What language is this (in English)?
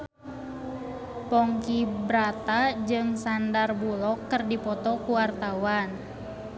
Sundanese